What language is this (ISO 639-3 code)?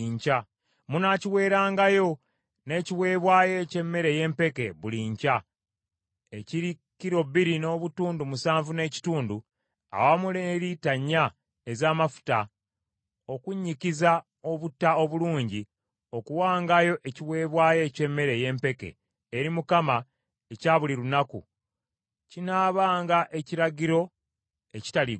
lug